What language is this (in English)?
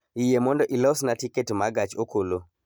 Luo (Kenya and Tanzania)